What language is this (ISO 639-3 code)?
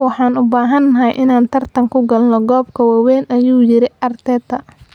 som